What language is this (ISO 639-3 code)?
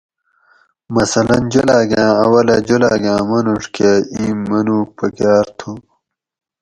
gwc